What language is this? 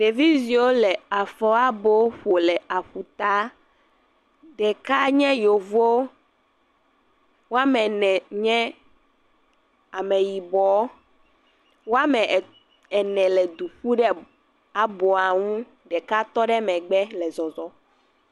Ewe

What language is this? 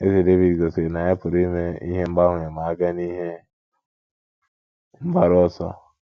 Igbo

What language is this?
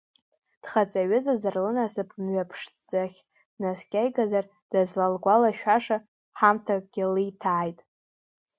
Abkhazian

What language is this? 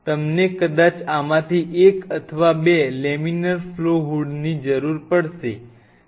Gujarati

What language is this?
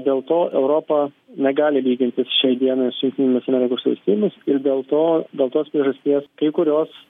Lithuanian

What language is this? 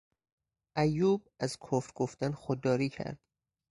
Persian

